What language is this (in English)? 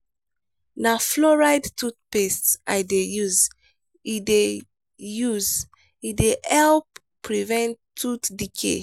Nigerian Pidgin